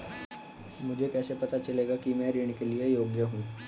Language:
Hindi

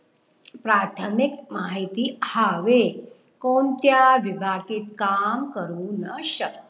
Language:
Marathi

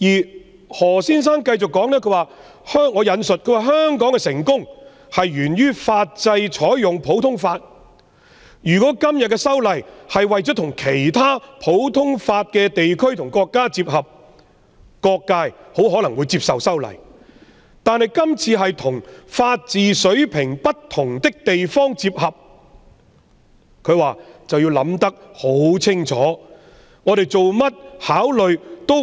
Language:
Cantonese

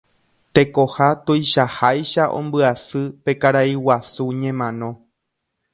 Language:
Guarani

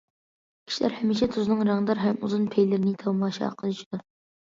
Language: Uyghur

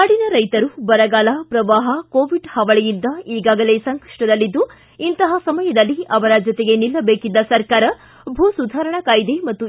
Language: Kannada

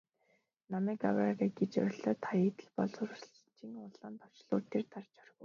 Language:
Mongolian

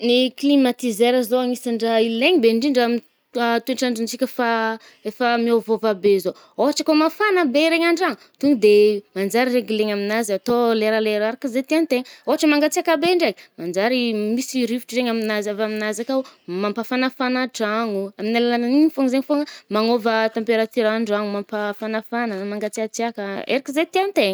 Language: Northern Betsimisaraka Malagasy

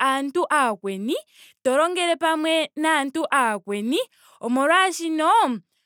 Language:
Ndonga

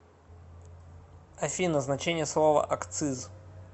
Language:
Russian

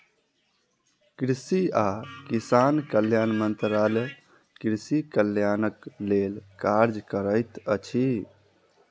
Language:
Maithili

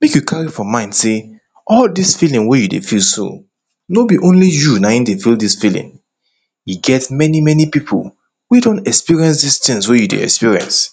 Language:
Nigerian Pidgin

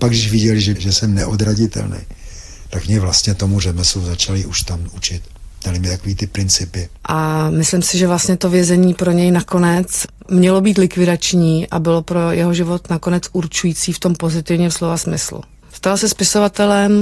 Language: Czech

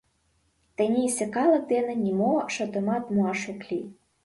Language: Mari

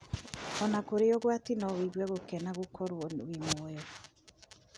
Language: Kikuyu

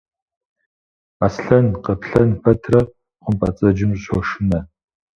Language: Kabardian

